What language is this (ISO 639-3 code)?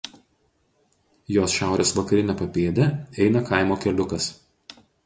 lit